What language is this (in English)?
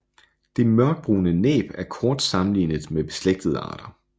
Danish